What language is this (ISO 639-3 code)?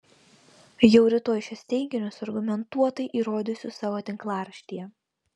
lit